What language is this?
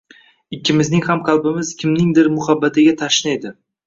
Uzbek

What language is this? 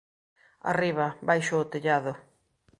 Galician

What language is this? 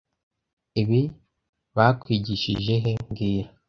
Kinyarwanda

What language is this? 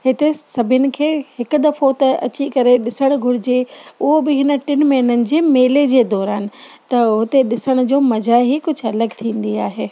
Sindhi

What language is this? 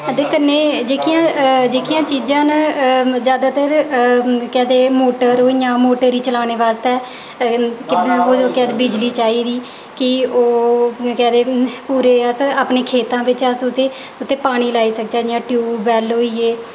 Dogri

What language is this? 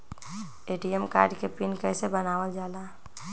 Magahi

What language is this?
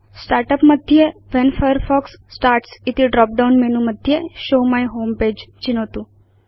Sanskrit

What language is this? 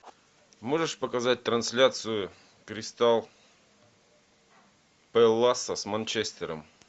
Russian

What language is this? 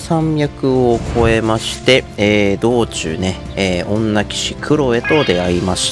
Japanese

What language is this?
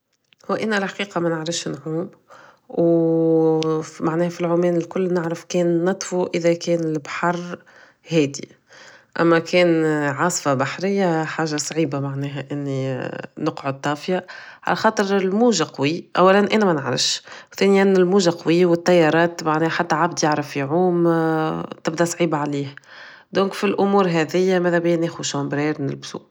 Tunisian Arabic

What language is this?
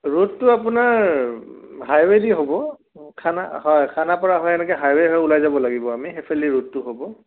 Assamese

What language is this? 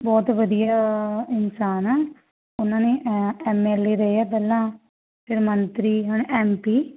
Punjabi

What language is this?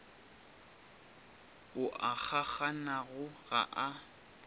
Northern Sotho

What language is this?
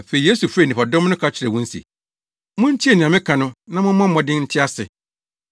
Akan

